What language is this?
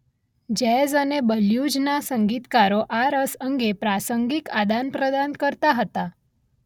Gujarati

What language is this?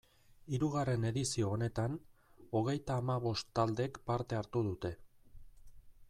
Basque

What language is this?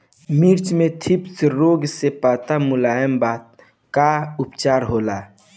Bhojpuri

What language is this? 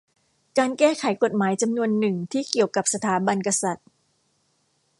Thai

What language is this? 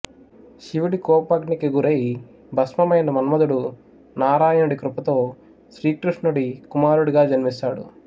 Telugu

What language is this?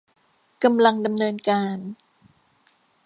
Thai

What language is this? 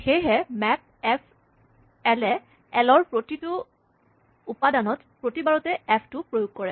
Assamese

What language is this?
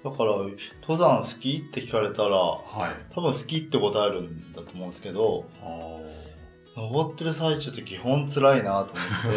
Japanese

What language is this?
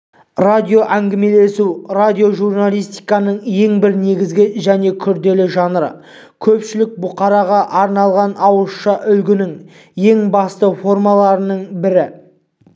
Kazakh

